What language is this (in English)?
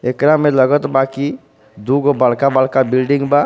Bhojpuri